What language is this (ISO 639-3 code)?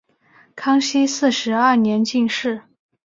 zho